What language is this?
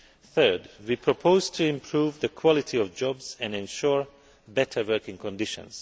English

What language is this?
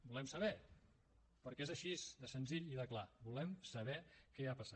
Catalan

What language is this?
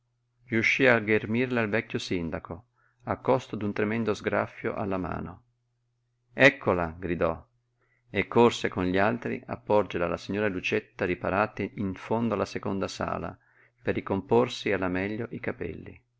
Italian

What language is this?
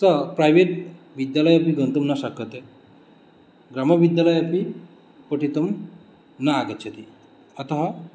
Sanskrit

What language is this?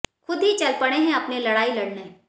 Hindi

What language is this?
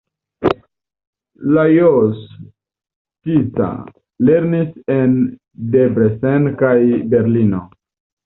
Esperanto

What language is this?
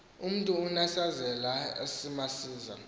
Xhosa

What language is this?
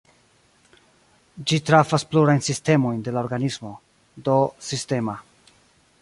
Esperanto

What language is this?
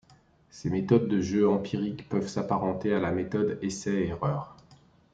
French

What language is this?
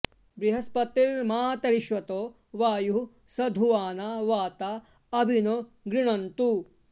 Sanskrit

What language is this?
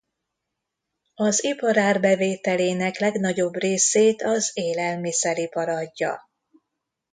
Hungarian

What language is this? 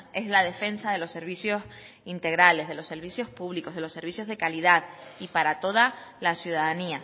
Spanish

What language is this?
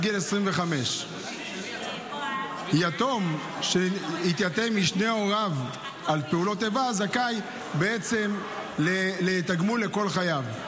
Hebrew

